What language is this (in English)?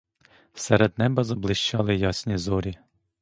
Ukrainian